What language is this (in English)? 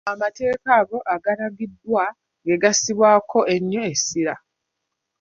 Ganda